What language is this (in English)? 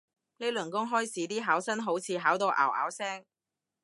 Cantonese